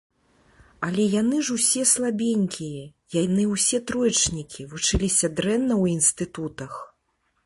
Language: Belarusian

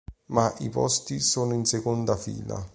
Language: Italian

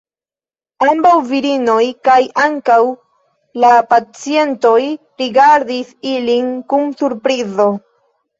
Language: Esperanto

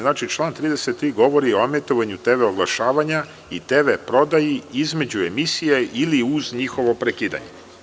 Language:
Serbian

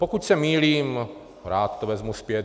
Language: Czech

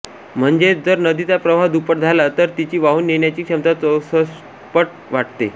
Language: Marathi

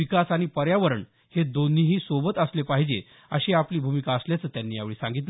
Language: Marathi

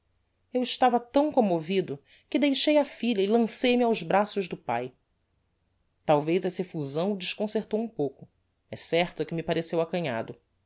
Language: Portuguese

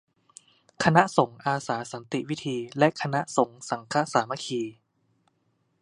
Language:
Thai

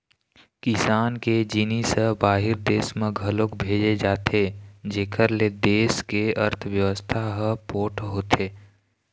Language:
Chhattisgarhi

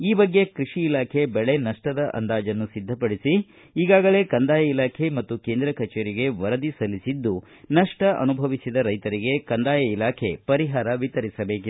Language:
Kannada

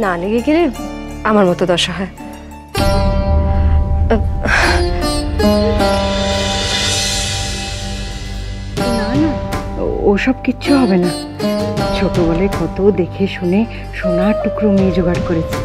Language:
Bangla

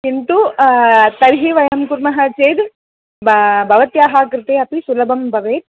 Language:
Sanskrit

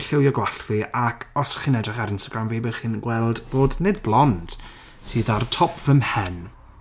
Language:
Welsh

